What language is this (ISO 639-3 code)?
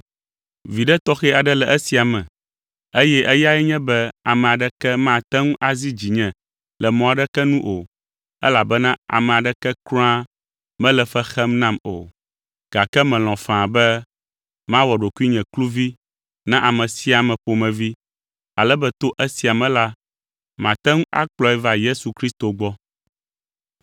ewe